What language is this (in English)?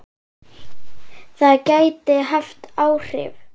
Icelandic